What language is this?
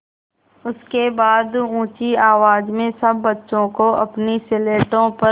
Hindi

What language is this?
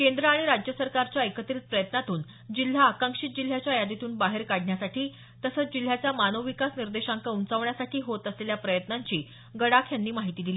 Marathi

